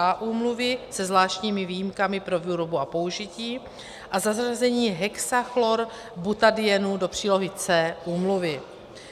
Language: Czech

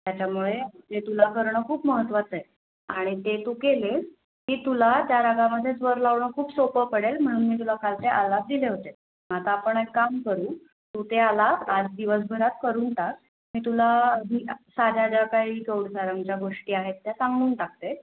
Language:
Marathi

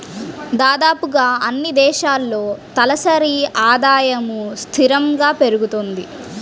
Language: Telugu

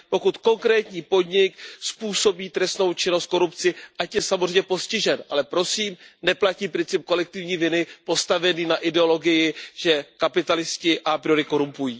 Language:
Czech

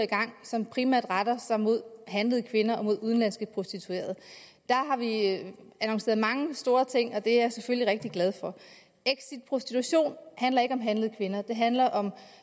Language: Danish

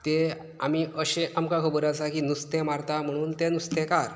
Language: Konkani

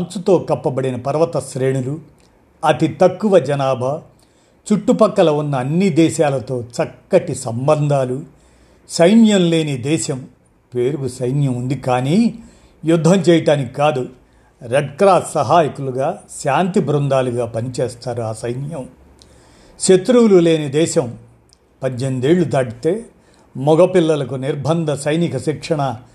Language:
Telugu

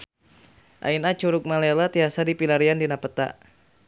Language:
Sundanese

